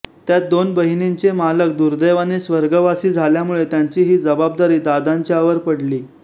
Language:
Marathi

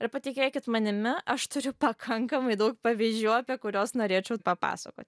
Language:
Lithuanian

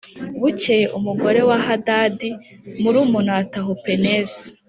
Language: Kinyarwanda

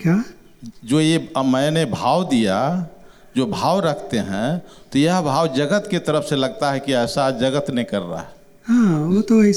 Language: Gujarati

